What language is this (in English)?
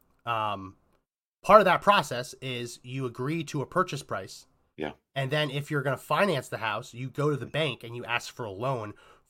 English